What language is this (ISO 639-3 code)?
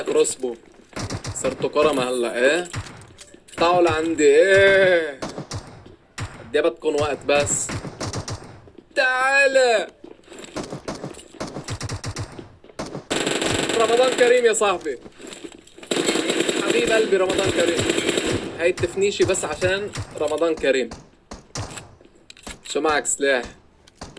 ara